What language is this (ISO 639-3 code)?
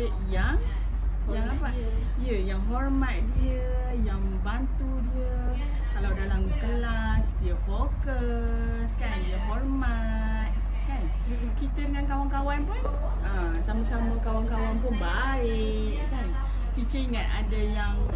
msa